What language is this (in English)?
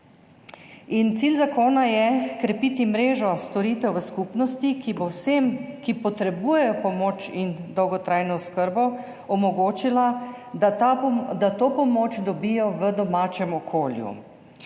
Slovenian